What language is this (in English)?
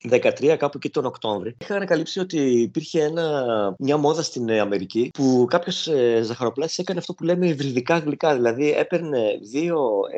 Greek